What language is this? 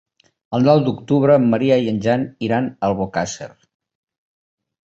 Catalan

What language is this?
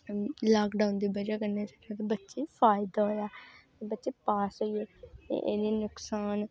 Dogri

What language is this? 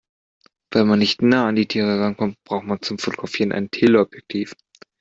German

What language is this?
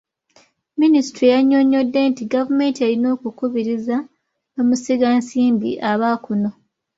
Ganda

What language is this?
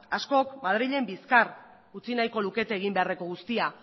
Basque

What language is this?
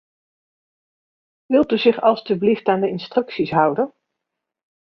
Dutch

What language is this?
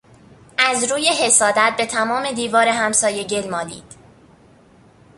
Persian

